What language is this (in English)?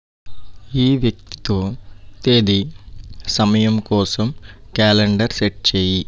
Telugu